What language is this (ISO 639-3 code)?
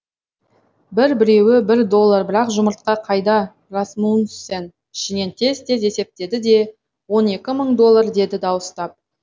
kaz